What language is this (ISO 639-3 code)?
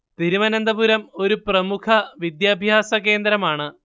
mal